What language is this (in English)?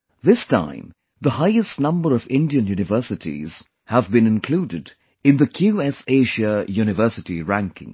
English